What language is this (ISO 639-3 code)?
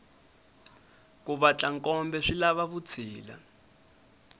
tso